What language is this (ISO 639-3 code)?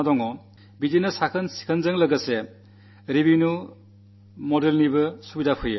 mal